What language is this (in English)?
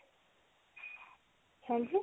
Punjabi